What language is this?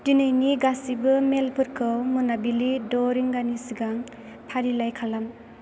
Bodo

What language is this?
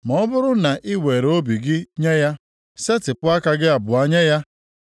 Igbo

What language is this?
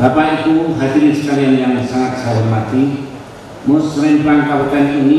Indonesian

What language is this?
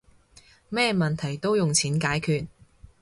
Cantonese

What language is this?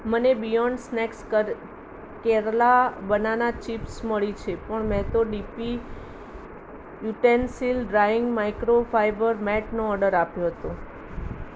Gujarati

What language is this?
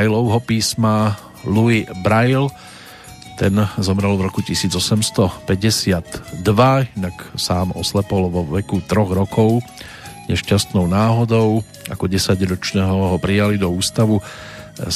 Slovak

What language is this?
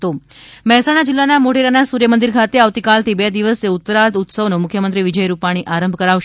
Gujarati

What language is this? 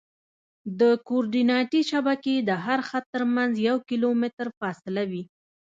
Pashto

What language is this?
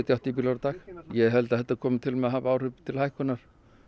Icelandic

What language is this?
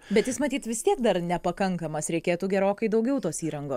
Lithuanian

